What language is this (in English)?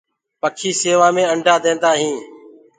Gurgula